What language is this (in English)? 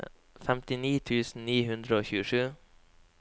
Norwegian